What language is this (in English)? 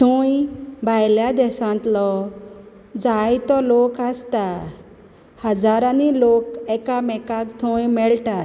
Konkani